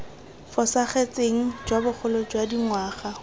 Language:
Tswana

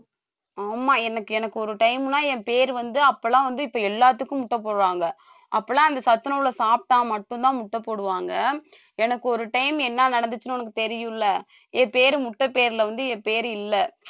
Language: Tamil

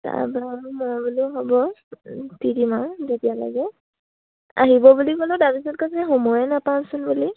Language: Assamese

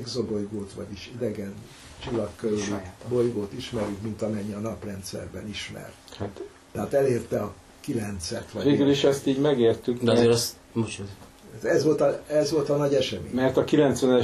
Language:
Hungarian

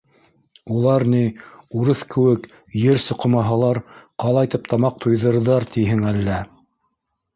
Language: Bashkir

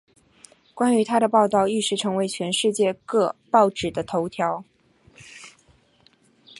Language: Chinese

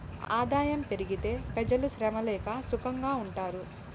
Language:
Telugu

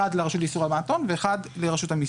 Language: Hebrew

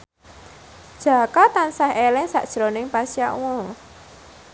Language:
Javanese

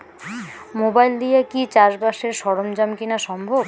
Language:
Bangla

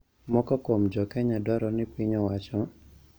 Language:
Luo (Kenya and Tanzania)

